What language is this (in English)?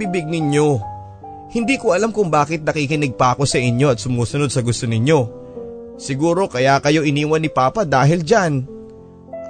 Filipino